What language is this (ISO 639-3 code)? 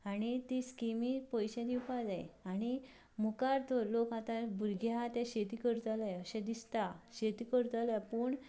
kok